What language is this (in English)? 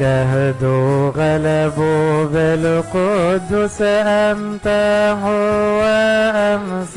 Arabic